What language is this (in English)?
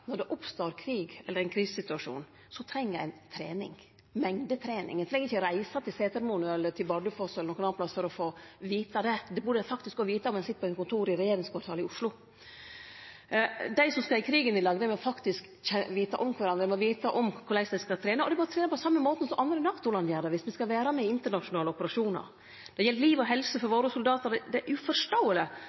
Norwegian Nynorsk